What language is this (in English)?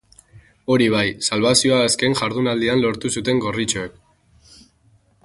Basque